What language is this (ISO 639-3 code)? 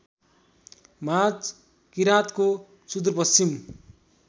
nep